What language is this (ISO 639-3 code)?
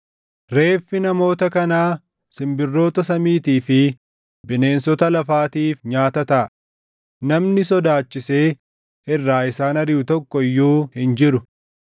orm